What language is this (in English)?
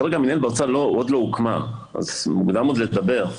Hebrew